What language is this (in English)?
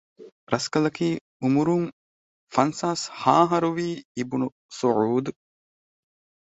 Divehi